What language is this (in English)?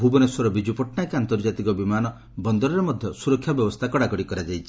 Odia